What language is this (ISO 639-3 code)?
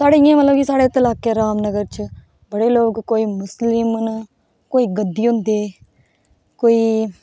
doi